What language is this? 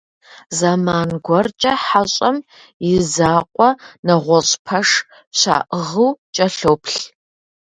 Kabardian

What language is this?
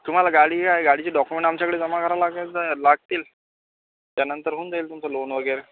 Marathi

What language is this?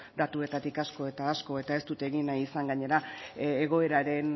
Basque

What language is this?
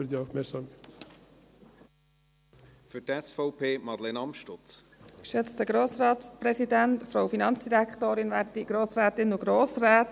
Swiss German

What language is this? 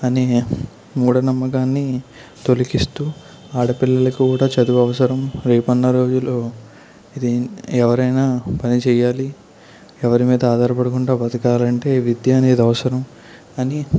Telugu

